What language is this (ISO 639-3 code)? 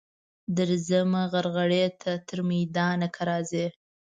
pus